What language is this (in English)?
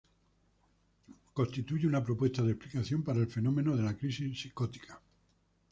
Spanish